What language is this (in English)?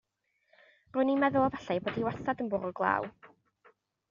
Welsh